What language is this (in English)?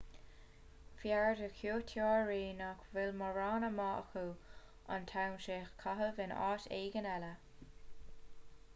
Irish